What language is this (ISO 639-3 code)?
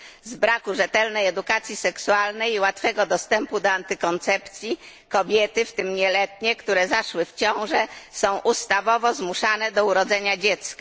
pol